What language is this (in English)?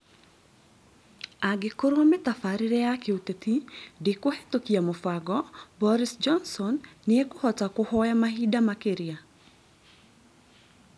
Kikuyu